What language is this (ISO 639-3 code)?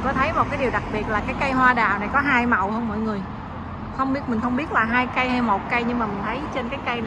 vie